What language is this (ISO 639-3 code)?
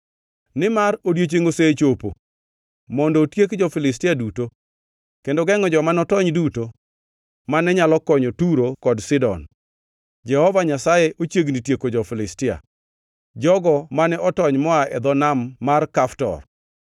luo